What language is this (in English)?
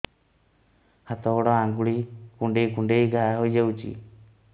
Odia